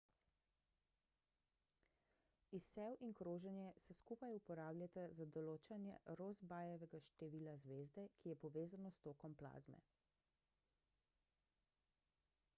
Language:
Slovenian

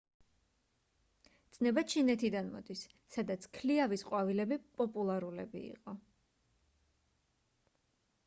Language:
Georgian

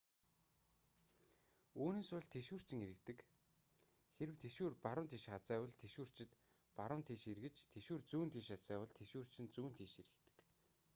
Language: Mongolian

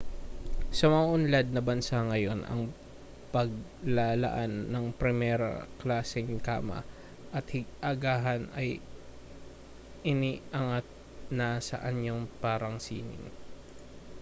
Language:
Filipino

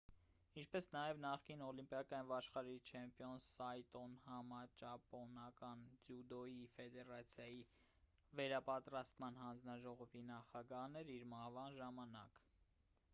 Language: Armenian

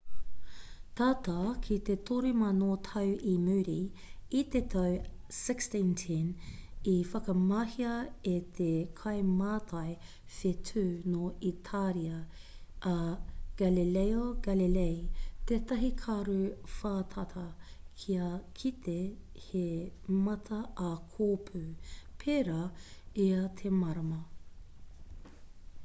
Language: Māori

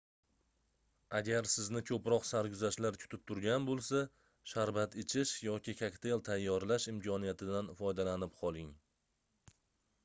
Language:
Uzbek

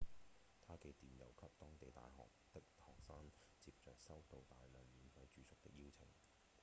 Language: Cantonese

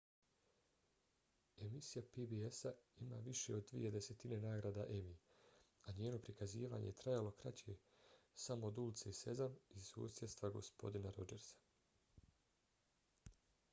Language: Bosnian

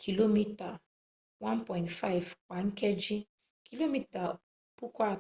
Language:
Igbo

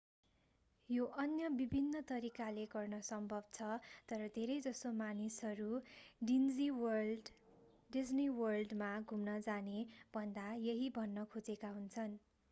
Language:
Nepali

